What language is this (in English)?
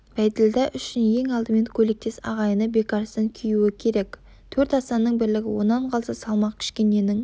Kazakh